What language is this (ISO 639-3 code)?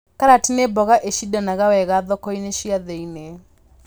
kik